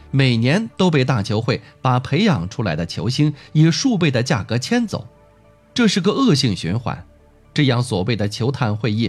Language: Chinese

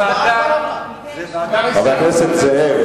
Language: Hebrew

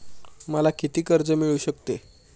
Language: Marathi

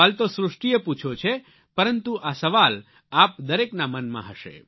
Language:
Gujarati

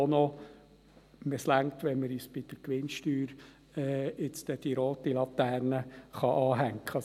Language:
Swiss German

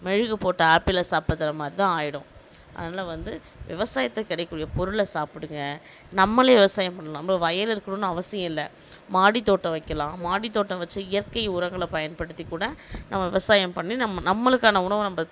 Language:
Tamil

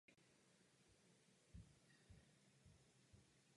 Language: Czech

